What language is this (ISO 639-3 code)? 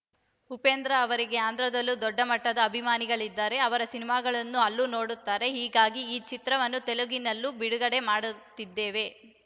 kan